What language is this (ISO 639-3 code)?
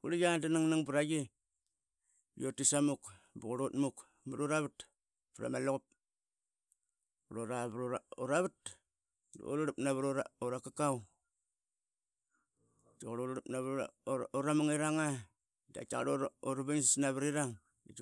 byx